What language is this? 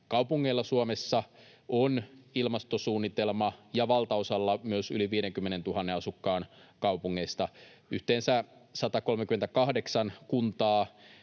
Finnish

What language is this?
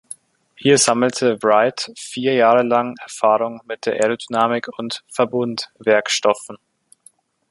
German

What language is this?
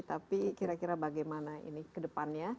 Indonesian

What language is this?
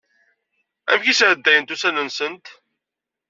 Kabyle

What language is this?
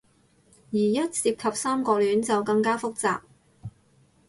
Cantonese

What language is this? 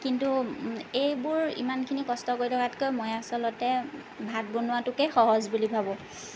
Assamese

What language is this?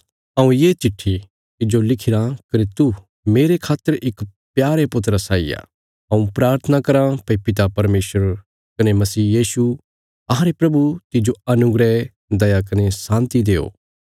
Bilaspuri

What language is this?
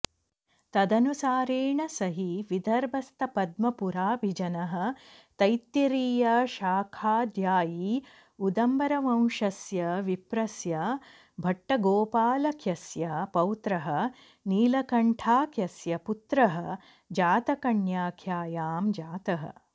Sanskrit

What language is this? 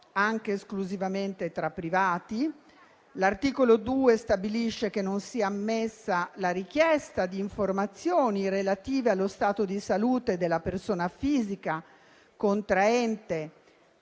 Italian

